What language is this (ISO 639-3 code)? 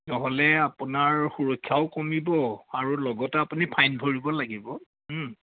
asm